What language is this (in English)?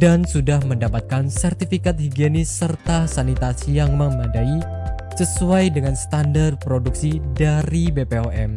Indonesian